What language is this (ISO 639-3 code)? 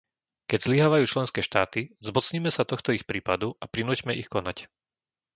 slk